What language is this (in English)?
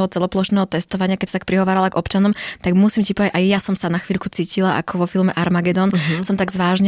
Slovak